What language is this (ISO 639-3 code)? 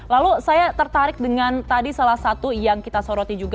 ind